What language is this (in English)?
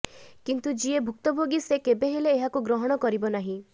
Odia